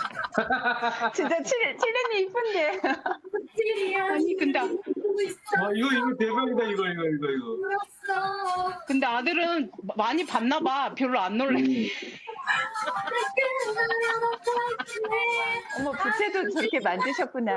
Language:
Korean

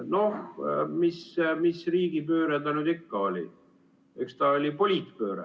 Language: Estonian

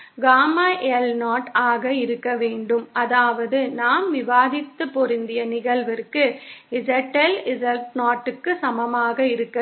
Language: Tamil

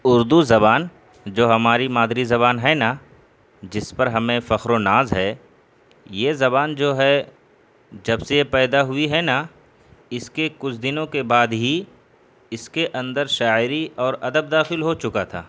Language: Urdu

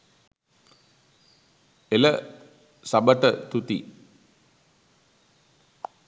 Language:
Sinhala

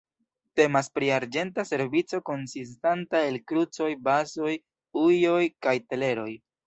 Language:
Esperanto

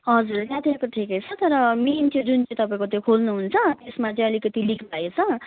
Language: Nepali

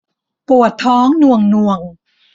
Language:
Thai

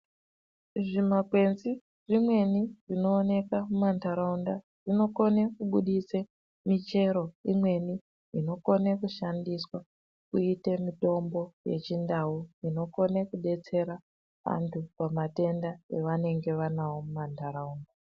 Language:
Ndau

